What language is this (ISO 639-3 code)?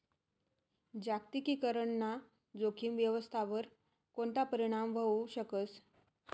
mar